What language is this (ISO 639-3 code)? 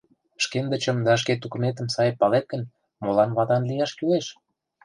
chm